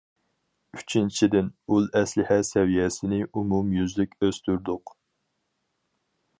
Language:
Uyghur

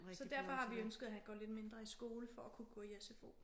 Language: Danish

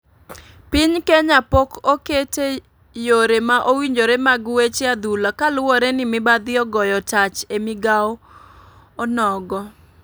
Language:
Luo (Kenya and Tanzania)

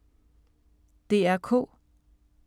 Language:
Danish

